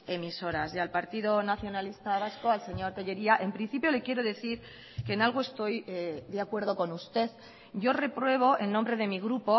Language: Spanish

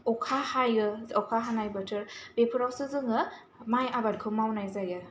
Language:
Bodo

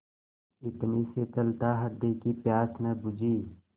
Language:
Hindi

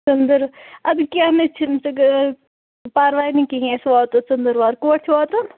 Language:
Kashmiri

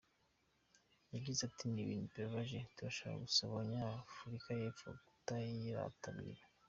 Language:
Kinyarwanda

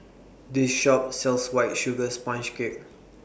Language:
English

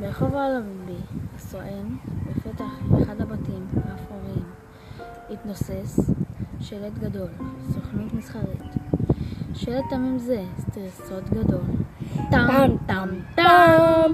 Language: Hebrew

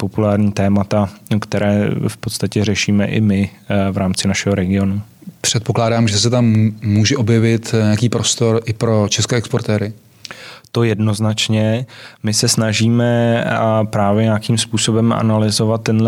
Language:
Czech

